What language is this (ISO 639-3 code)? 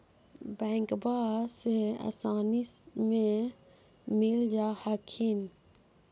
mag